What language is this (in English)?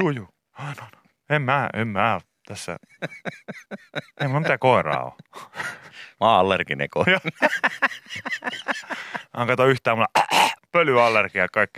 Finnish